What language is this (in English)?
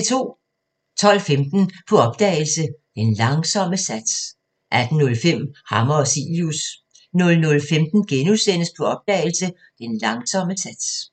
Danish